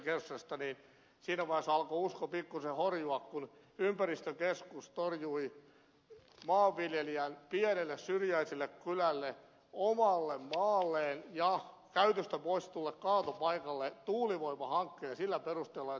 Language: Finnish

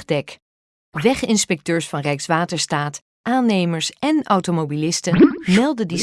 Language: Dutch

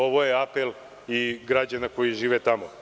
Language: Serbian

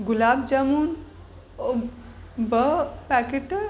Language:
Sindhi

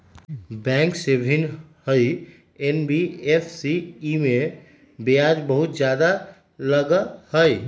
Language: Magahi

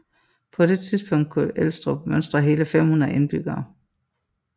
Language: Danish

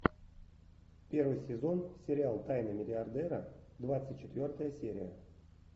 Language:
Russian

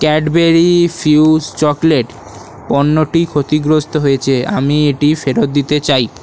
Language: Bangla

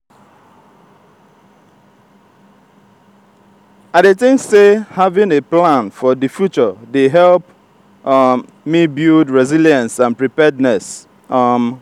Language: Nigerian Pidgin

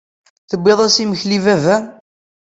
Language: Kabyle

